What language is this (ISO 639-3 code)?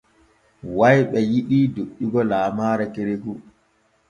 fue